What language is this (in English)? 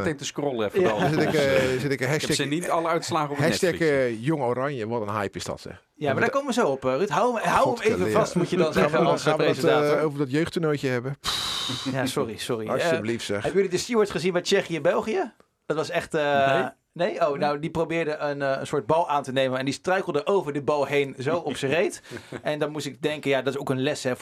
Dutch